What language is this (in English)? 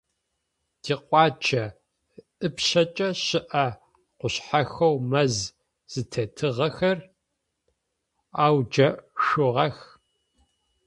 Adyghe